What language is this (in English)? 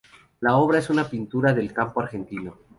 Spanish